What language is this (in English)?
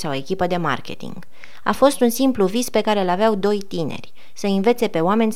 Romanian